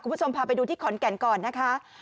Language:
Thai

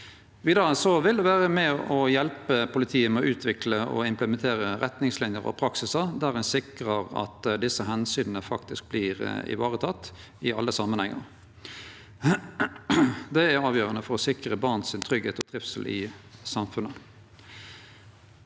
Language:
Norwegian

